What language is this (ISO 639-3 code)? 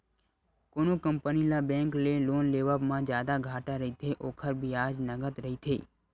hne